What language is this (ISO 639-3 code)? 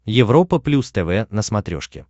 rus